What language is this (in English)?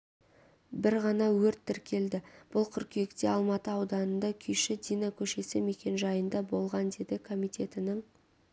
Kazakh